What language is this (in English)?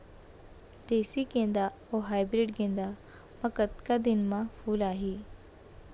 Chhattisgarhi